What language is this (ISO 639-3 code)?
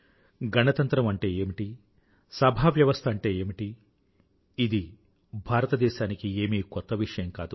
tel